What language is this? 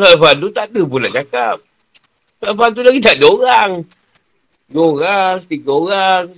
Malay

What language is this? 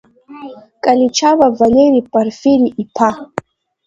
Abkhazian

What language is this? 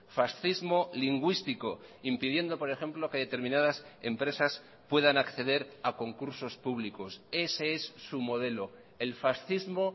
Spanish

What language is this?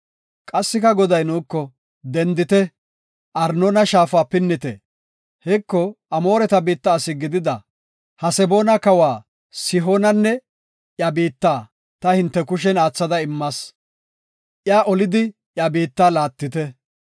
Gofa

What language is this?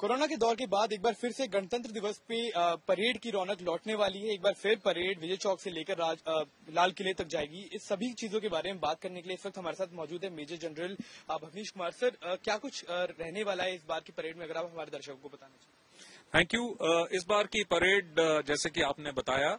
Hindi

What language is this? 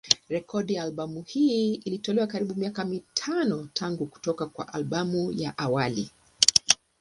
Swahili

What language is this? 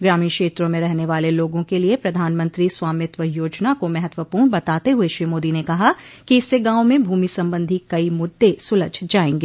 Hindi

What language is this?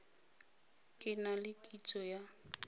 Tswana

